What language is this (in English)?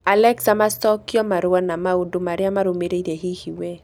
Kikuyu